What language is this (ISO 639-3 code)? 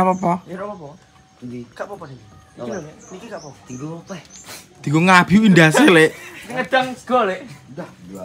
ind